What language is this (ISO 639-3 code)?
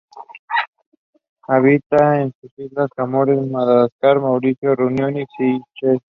spa